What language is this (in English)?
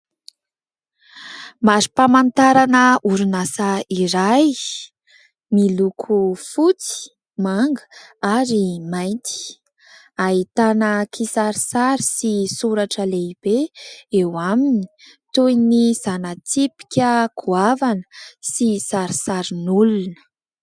Malagasy